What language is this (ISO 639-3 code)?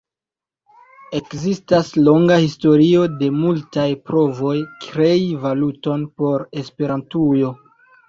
epo